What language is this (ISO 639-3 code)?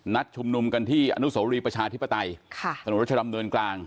tha